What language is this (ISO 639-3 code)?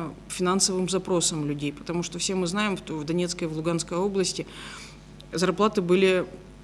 rus